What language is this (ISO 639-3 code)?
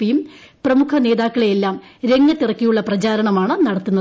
mal